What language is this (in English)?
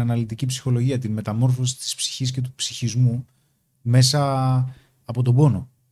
Greek